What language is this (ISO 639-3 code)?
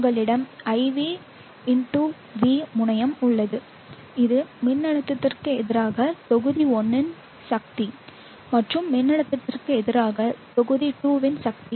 tam